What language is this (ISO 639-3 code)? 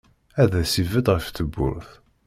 kab